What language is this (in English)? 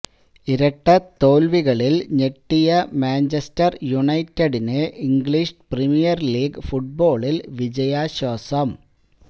Malayalam